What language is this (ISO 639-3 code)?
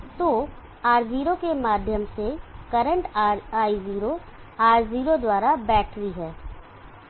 hin